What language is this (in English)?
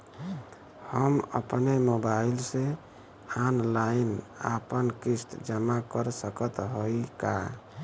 Bhojpuri